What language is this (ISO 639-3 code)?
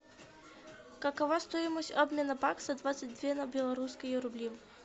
rus